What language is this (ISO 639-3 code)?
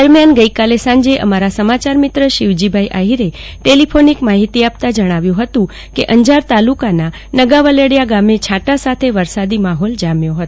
guj